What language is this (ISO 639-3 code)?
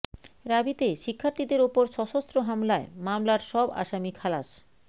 ben